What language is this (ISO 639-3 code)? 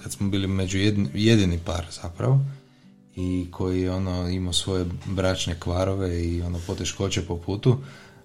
hrv